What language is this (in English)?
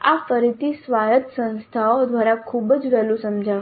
Gujarati